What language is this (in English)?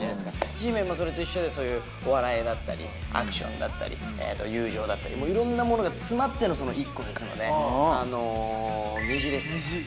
Japanese